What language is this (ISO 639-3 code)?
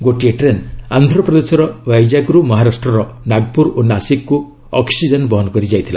ori